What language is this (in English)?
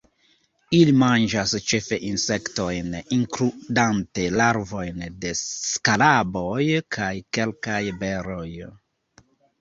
Esperanto